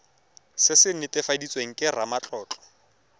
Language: Tswana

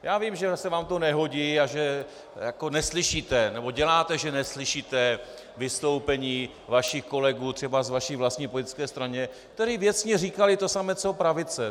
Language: Czech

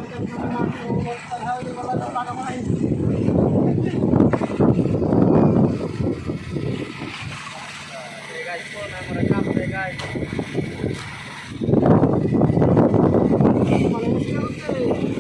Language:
Indonesian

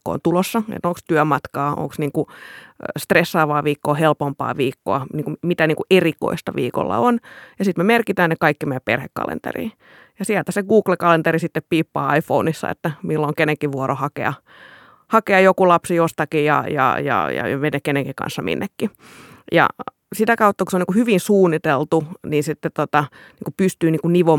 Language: Finnish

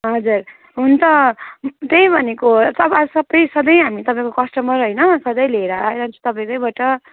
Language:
Nepali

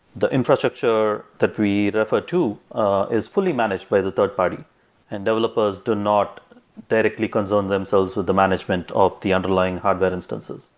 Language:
English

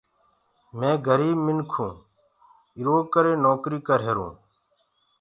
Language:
Gurgula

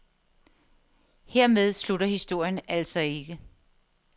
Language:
Danish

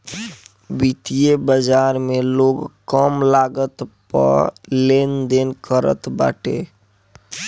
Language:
Bhojpuri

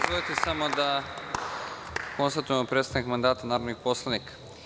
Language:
Serbian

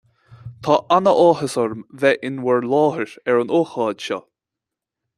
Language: Irish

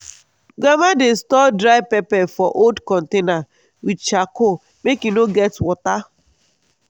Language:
Nigerian Pidgin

